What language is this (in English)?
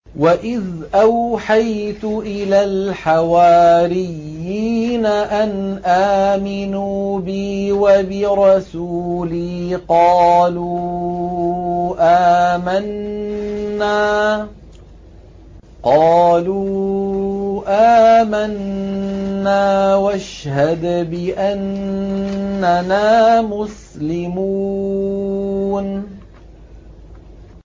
Arabic